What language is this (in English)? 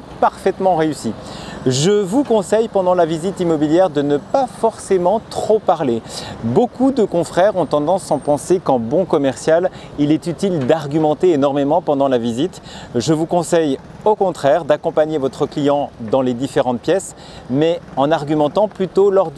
French